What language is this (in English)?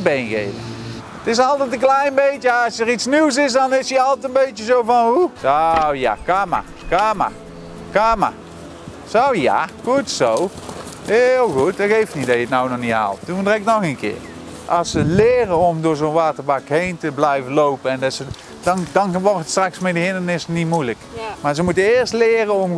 Dutch